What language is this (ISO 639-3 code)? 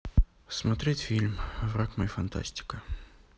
rus